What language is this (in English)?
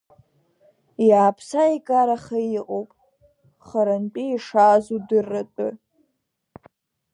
Abkhazian